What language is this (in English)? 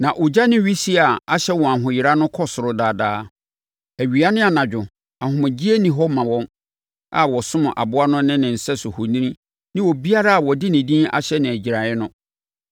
Akan